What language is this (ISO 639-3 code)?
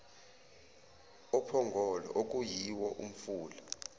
zul